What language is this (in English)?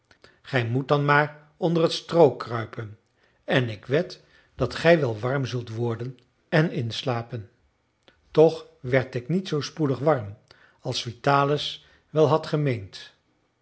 Dutch